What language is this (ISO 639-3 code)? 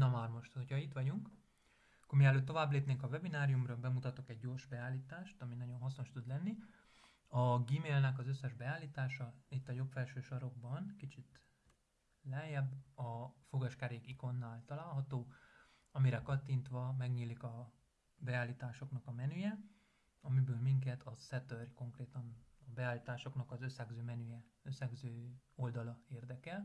hun